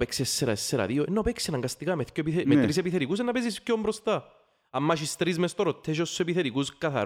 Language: Greek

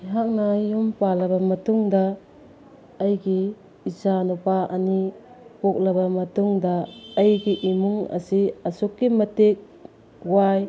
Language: Manipuri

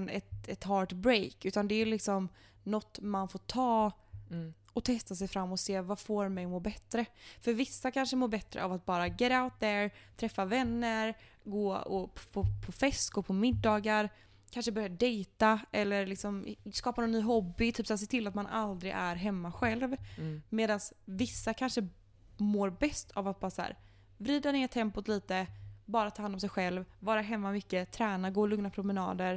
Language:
Swedish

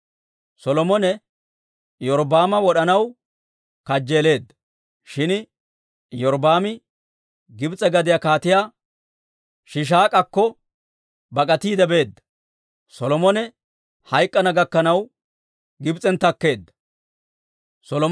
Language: Dawro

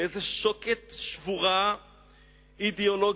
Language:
Hebrew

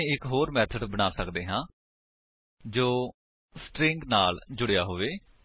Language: Punjabi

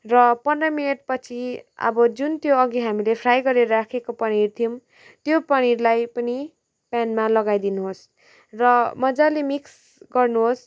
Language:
Nepali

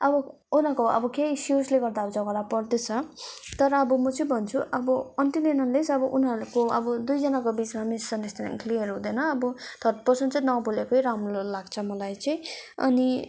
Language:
Nepali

